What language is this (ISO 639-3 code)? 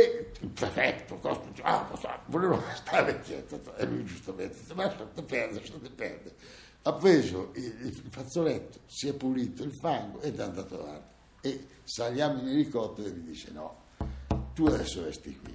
ita